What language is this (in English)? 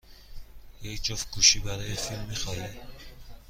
Persian